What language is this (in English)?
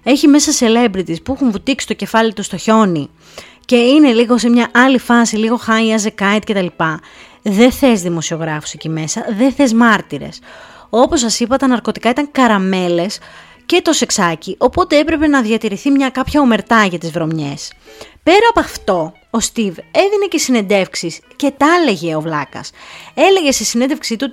Greek